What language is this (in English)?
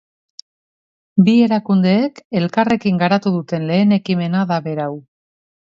Basque